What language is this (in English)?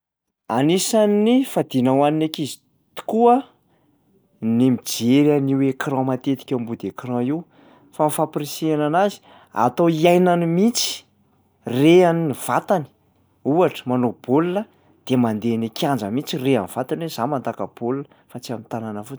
Malagasy